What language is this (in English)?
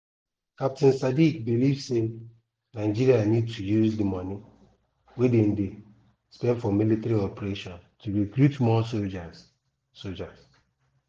Nigerian Pidgin